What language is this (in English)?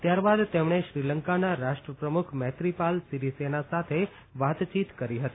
Gujarati